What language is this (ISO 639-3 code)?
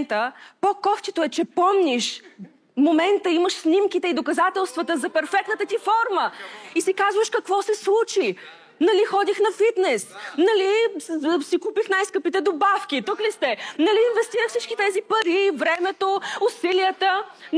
bul